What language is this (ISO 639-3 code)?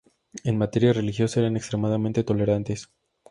spa